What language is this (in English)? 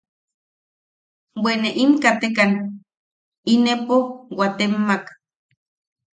Yaqui